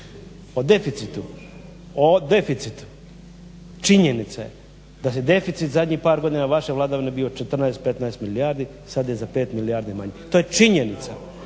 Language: Croatian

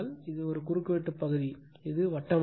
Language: Tamil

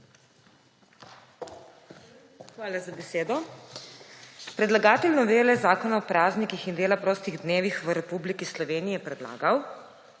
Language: Slovenian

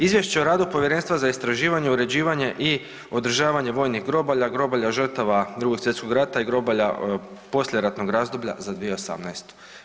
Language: Croatian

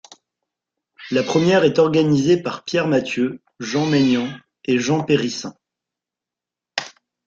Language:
French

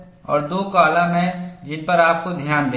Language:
Hindi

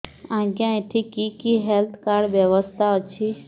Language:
Odia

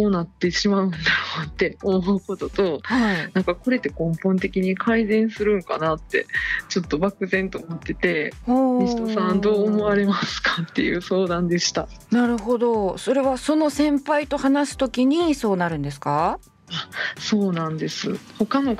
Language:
Japanese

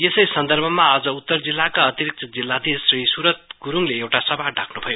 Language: Nepali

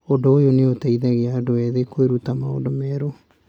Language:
Kikuyu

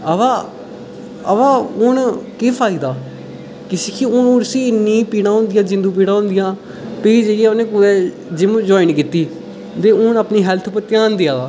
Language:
Dogri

